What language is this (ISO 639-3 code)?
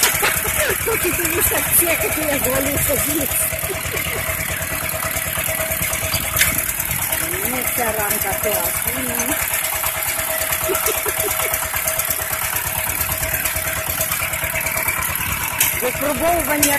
rus